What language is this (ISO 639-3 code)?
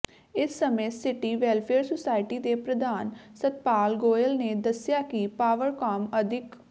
pan